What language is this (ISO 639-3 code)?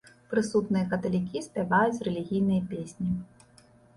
bel